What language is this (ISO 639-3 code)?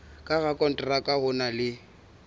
sot